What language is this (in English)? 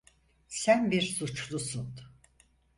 Turkish